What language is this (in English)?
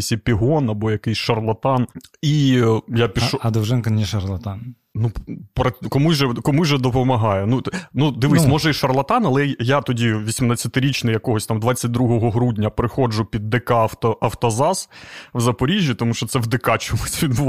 Ukrainian